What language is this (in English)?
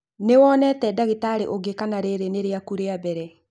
Kikuyu